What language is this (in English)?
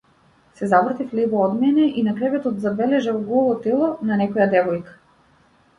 Macedonian